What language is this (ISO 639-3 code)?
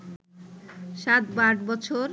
ben